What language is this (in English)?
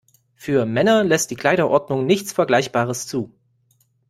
German